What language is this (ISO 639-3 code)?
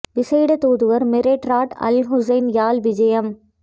tam